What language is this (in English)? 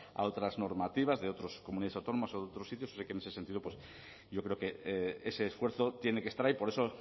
Spanish